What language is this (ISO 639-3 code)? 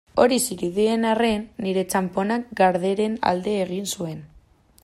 eus